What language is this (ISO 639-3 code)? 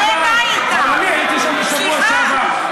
heb